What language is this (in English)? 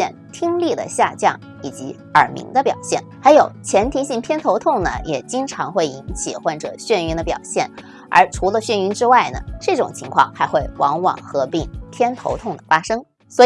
Chinese